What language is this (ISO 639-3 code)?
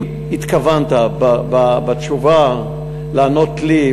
heb